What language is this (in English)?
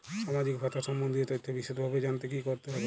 Bangla